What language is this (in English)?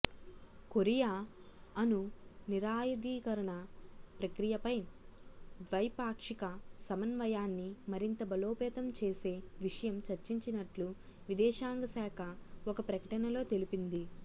Telugu